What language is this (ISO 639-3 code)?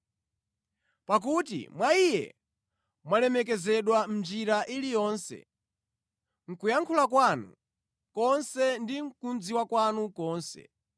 nya